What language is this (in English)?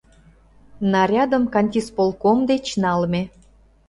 Mari